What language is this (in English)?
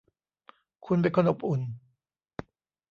Thai